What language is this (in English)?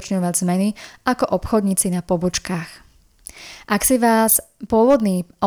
Slovak